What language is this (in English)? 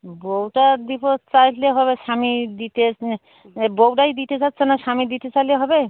Bangla